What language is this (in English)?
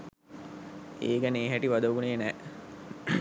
Sinhala